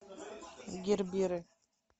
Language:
Russian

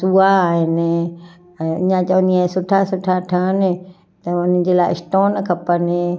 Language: Sindhi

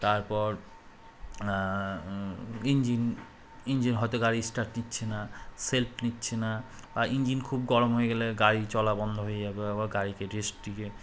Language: Bangla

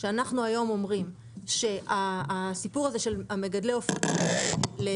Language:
Hebrew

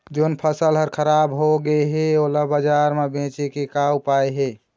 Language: Chhattisgarhi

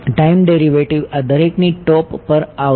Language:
Gujarati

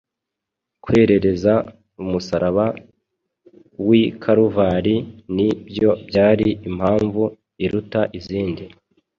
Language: Kinyarwanda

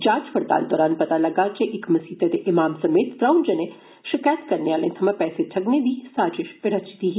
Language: Dogri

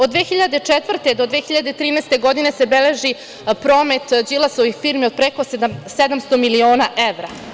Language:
Serbian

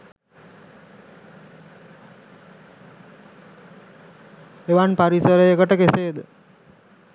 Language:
Sinhala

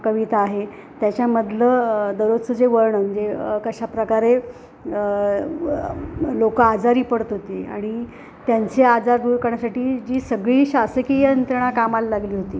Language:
Marathi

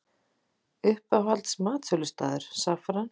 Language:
Icelandic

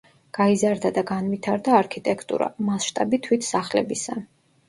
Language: Georgian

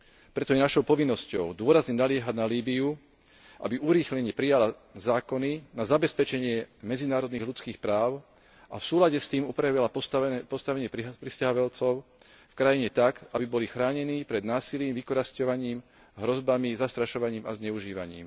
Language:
Slovak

